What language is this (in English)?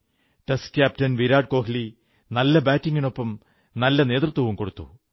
Malayalam